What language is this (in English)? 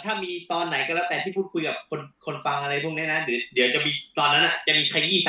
Thai